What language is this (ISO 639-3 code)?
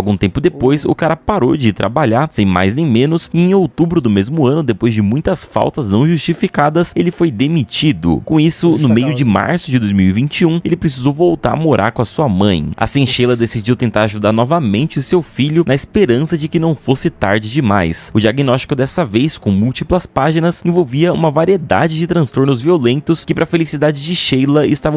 por